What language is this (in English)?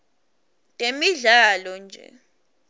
Swati